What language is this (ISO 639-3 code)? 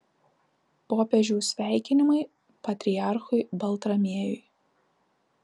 lit